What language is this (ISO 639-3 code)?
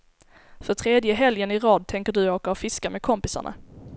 swe